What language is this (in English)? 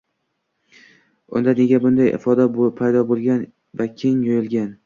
Uzbek